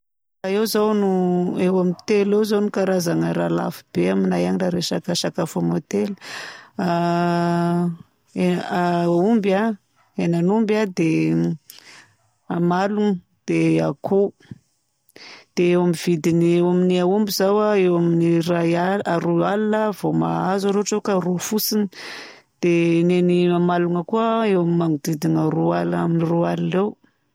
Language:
Southern Betsimisaraka Malagasy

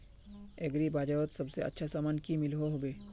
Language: Magahi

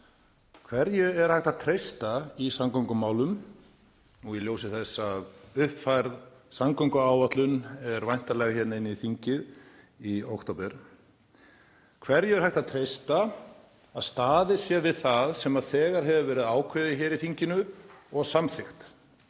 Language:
Icelandic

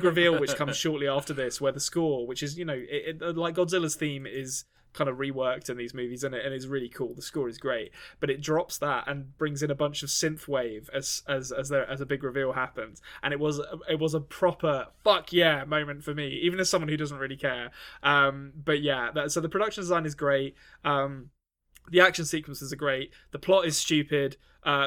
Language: English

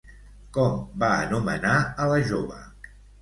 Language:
Catalan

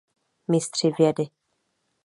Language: Czech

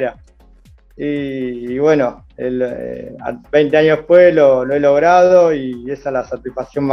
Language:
Spanish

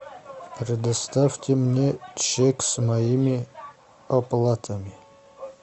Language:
Russian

